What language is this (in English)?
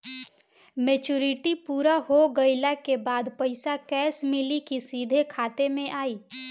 Bhojpuri